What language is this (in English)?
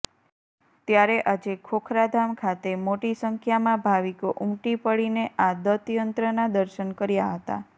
Gujarati